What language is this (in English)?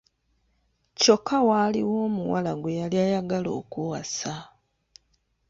Ganda